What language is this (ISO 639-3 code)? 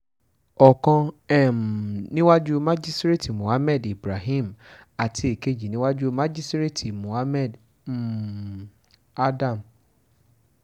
yor